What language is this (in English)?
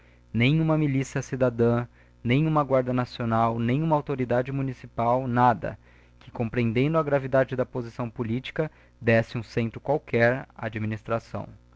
Portuguese